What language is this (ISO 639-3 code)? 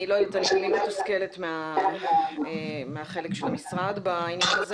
heb